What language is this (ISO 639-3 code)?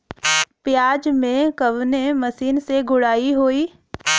bho